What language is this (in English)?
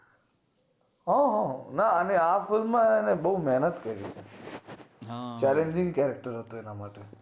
Gujarati